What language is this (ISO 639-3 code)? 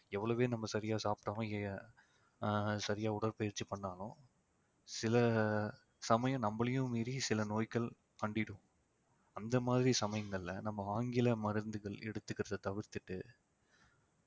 tam